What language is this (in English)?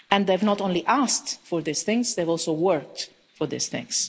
English